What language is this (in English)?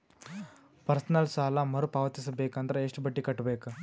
Kannada